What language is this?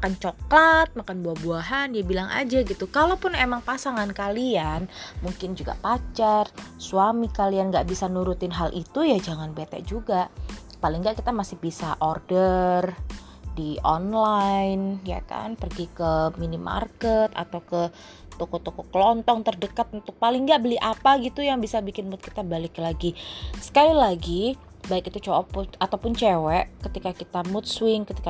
Indonesian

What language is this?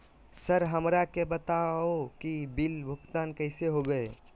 Magahi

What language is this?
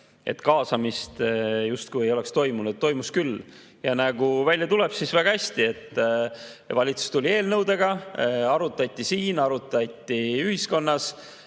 Estonian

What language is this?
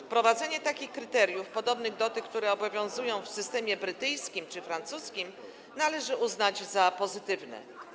Polish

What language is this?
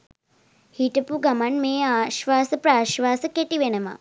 Sinhala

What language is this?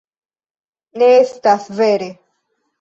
Esperanto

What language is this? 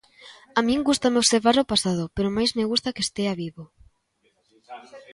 Galician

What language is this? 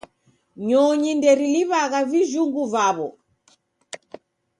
Taita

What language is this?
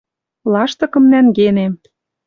Western Mari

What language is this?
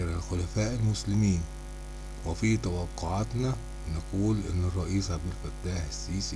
Arabic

